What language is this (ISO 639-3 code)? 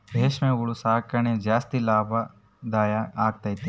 kan